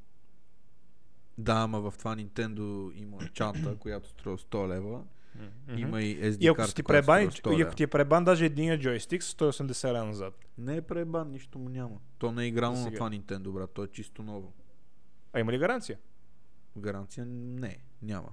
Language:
Bulgarian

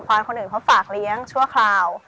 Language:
Thai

